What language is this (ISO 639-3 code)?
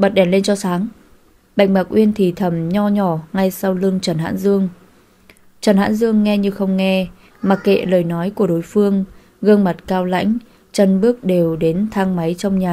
vie